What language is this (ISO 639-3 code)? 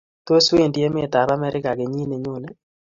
kln